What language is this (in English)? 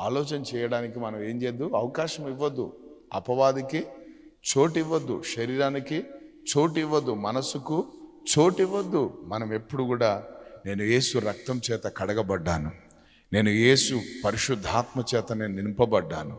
Telugu